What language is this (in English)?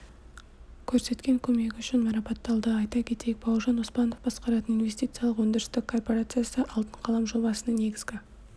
Kazakh